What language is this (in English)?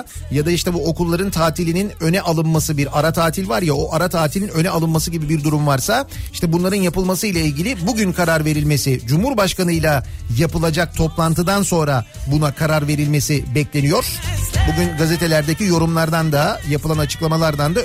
Turkish